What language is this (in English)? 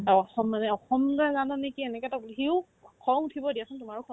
Assamese